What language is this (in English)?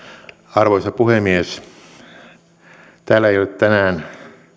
Finnish